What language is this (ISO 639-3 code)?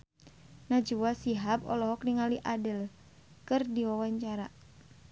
sun